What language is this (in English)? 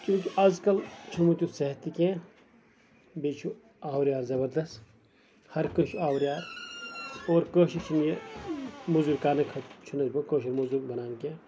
Kashmiri